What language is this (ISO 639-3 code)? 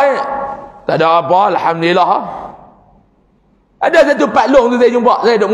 msa